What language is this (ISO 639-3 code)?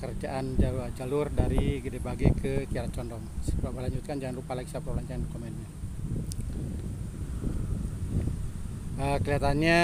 ind